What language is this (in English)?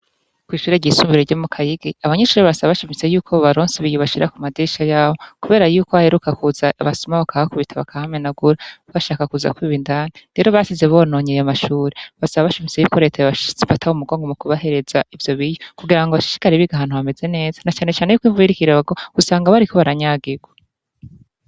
Rundi